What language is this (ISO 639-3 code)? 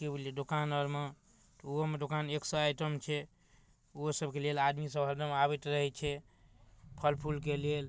mai